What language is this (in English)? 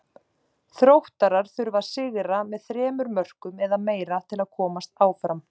Icelandic